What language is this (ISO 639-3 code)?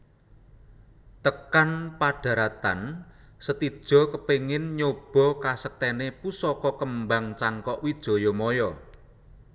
jav